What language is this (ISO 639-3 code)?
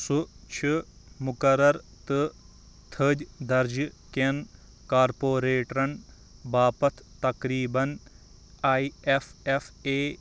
kas